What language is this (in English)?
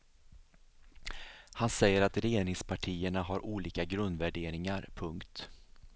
Swedish